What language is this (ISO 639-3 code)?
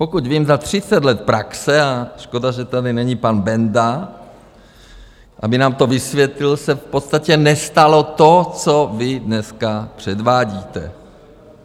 ces